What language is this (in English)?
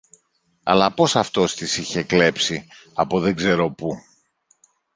Greek